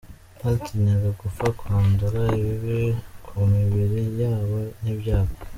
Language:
Kinyarwanda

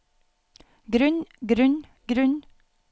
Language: Norwegian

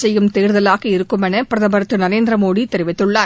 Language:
Tamil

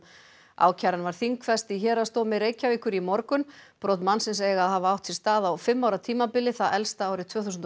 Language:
Icelandic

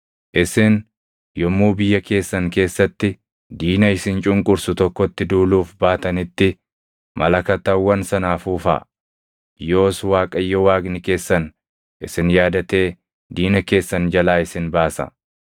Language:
Oromo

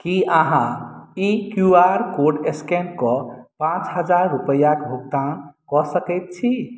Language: Maithili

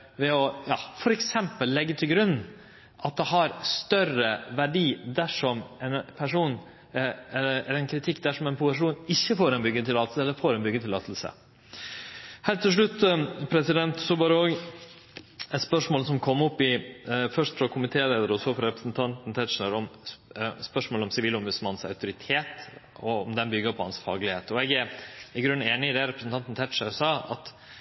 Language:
Norwegian Nynorsk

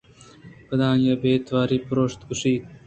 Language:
Eastern Balochi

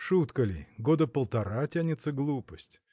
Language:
Russian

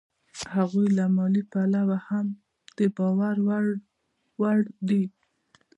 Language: Pashto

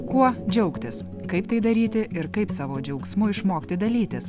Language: Lithuanian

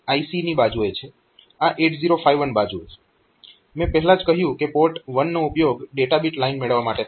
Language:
Gujarati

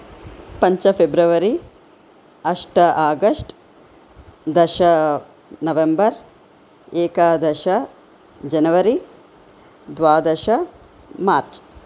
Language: Sanskrit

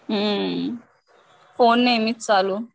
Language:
Marathi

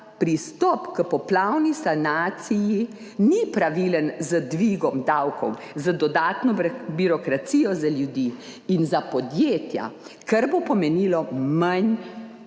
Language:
Slovenian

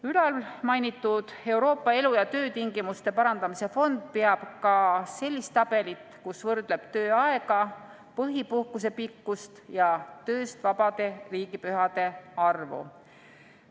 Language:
Estonian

